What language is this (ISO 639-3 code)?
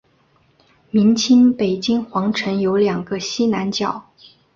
zho